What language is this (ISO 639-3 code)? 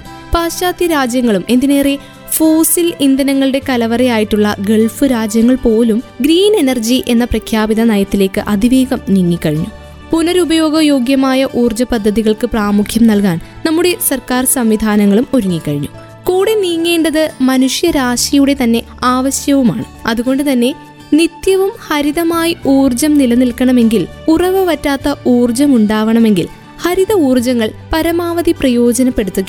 mal